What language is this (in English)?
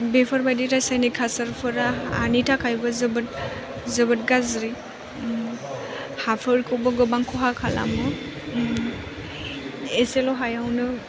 Bodo